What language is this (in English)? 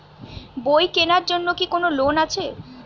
Bangla